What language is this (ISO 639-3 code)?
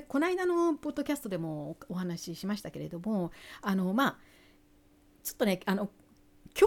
jpn